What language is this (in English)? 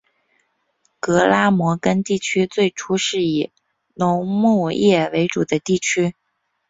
Chinese